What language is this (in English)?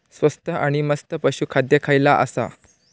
Marathi